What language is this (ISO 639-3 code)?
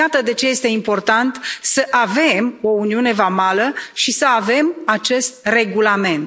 ron